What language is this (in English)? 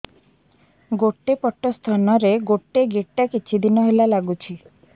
Odia